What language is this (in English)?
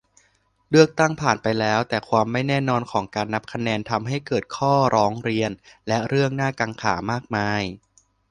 Thai